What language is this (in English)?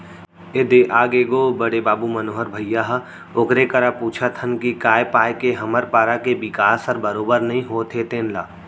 Chhattisgarhi